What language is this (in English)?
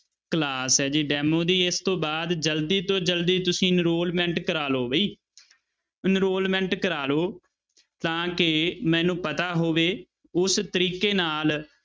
Punjabi